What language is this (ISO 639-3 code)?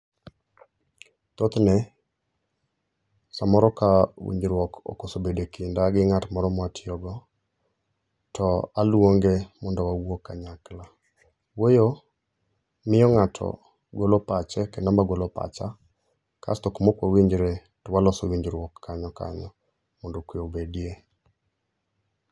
luo